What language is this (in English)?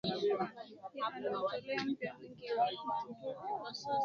Swahili